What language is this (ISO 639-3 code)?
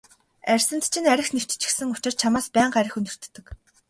mon